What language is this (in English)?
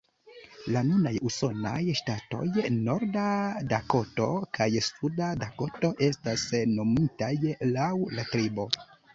Esperanto